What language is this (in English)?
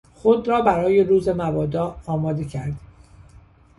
Persian